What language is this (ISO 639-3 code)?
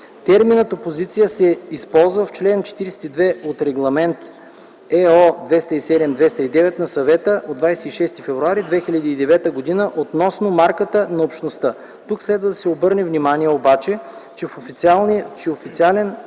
bul